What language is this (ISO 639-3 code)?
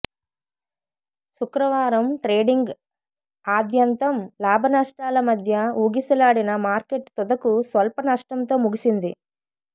tel